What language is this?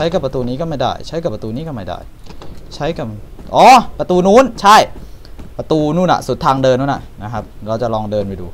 Thai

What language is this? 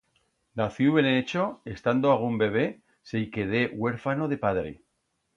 Aragonese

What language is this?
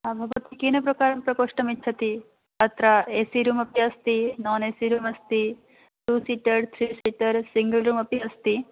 Sanskrit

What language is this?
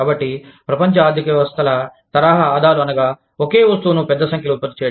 Telugu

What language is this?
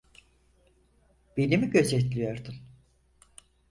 Turkish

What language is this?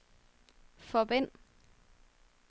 Danish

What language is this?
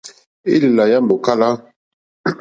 Mokpwe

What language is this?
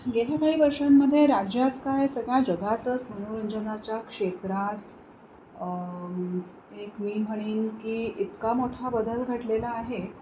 Marathi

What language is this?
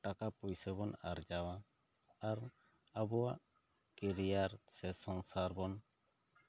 Santali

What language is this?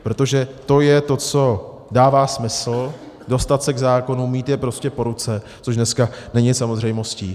Czech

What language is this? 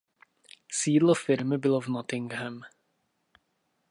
Czech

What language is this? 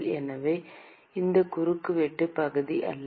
Tamil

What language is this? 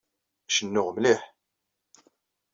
Kabyle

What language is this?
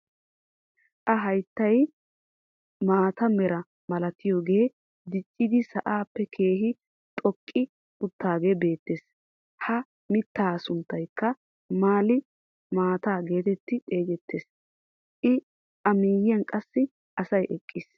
Wolaytta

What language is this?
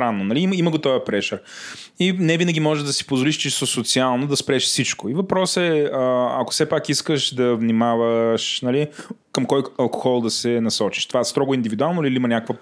Bulgarian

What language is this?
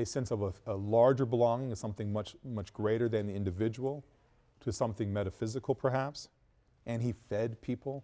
English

